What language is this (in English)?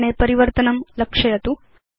Sanskrit